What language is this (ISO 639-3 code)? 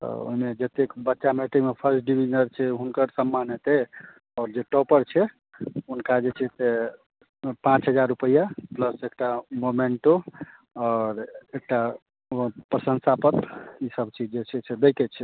mai